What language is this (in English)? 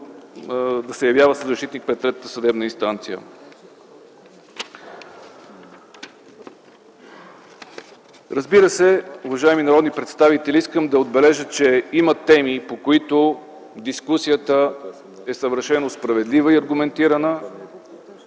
Bulgarian